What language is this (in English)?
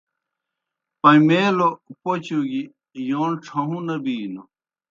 Kohistani Shina